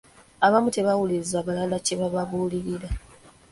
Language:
Ganda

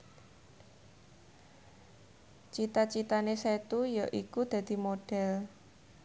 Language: Javanese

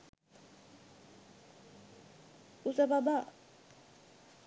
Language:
Sinhala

